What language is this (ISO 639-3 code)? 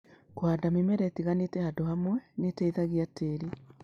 kik